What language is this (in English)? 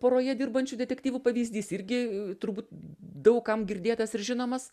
Lithuanian